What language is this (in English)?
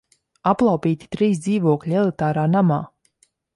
Latvian